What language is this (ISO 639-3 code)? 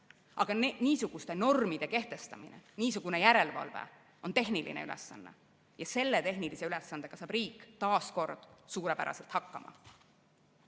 est